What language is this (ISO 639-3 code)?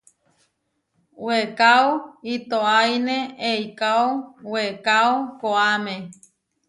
var